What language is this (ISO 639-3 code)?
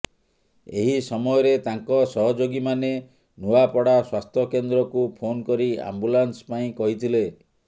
ori